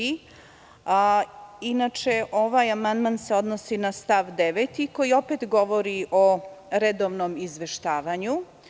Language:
Serbian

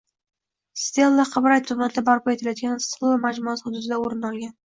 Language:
Uzbek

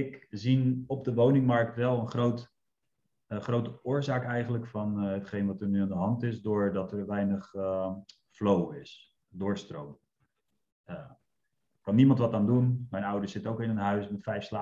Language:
Dutch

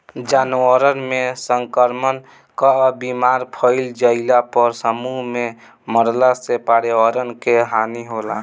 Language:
Bhojpuri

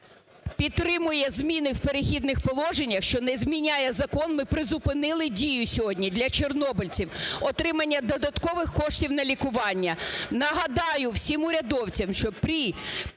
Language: Ukrainian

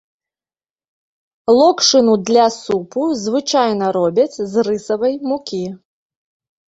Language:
Belarusian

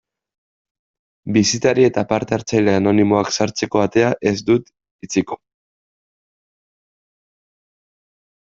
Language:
Basque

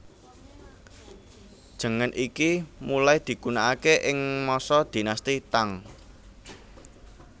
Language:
Javanese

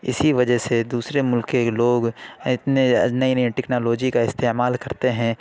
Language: Urdu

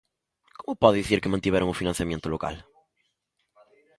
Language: Galician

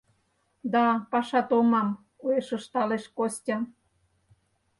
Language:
Mari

